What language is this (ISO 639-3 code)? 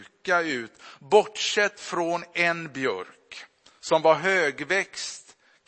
swe